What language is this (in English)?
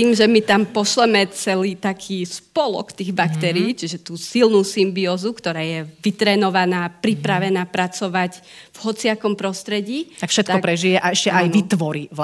Slovak